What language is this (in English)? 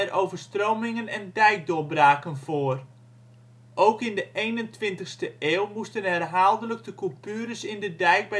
Dutch